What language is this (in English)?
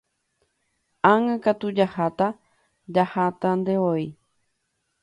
Guarani